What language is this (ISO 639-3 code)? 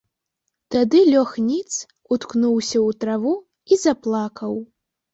bel